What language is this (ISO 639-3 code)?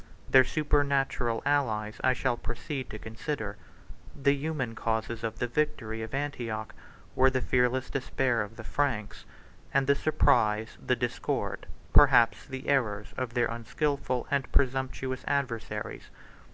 eng